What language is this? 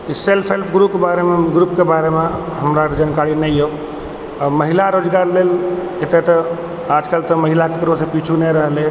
Maithili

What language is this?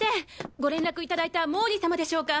Japanese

